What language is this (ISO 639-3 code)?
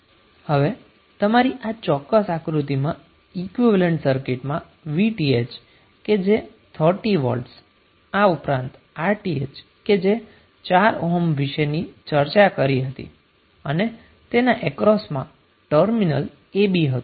guj